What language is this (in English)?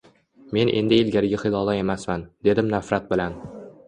Uzbek